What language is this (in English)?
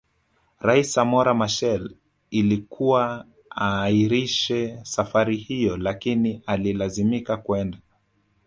Swahili